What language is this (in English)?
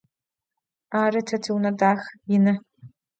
Adyghe